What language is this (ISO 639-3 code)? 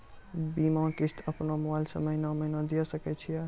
mai